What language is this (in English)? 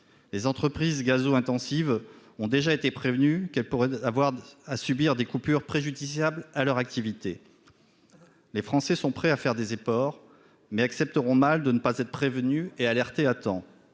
French